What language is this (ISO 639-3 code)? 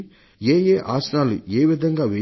tel